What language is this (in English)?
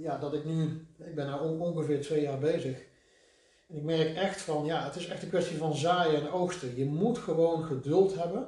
Dutch